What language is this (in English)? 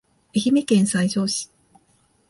Japanese